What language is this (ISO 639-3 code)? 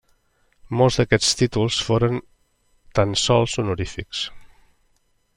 cat